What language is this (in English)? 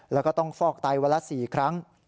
Thai